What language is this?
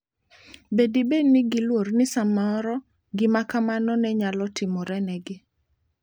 Luo (Kenya and Tanzania)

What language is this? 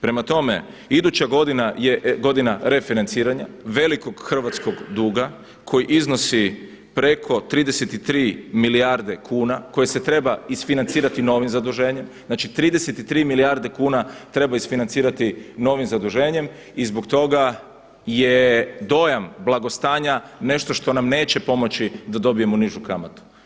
Croatian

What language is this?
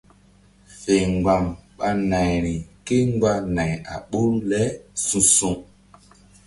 Mbum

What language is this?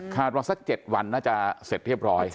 Thai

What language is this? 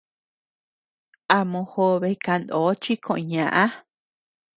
Tepeuxila Cuicatec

